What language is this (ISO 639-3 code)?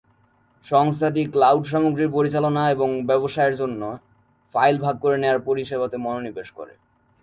ben